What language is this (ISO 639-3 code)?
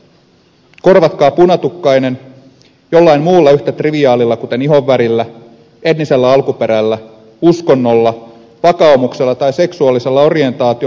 fin